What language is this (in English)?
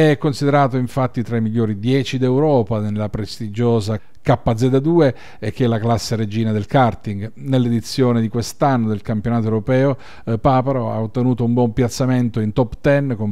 Italian